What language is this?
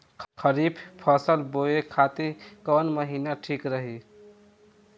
Bhojpuri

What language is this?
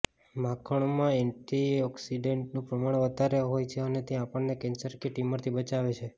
Gujarati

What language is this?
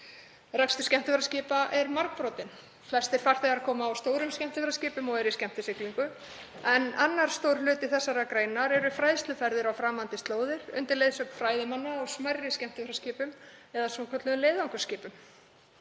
Icelandic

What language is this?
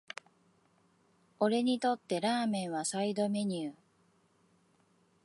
Japanese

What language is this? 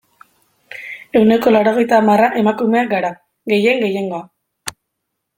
Basque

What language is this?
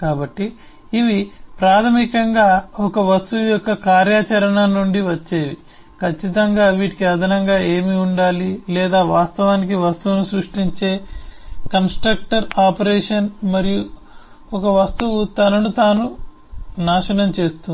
Telugu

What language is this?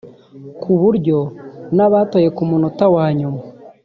Kinyarwanda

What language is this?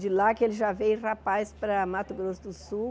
Portuguese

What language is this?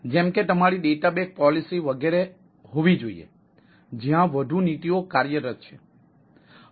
Gujarati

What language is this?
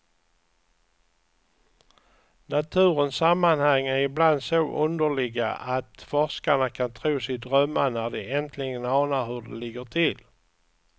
Swedish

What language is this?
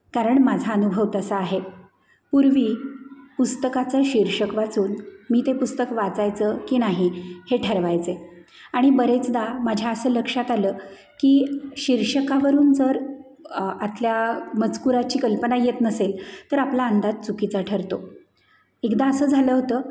Marathi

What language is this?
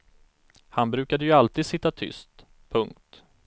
Swedish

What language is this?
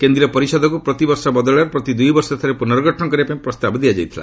Odia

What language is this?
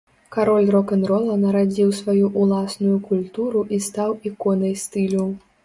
Belarusian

